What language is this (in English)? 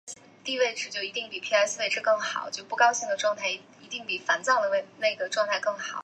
Chinese